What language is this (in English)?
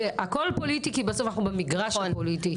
Hebrew